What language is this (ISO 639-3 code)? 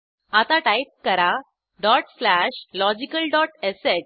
mar